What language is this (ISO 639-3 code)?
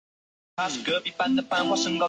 zho